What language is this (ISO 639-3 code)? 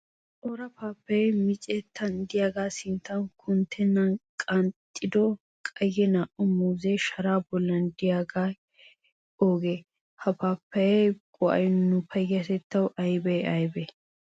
wal